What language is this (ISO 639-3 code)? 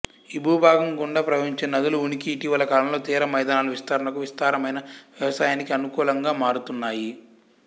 tel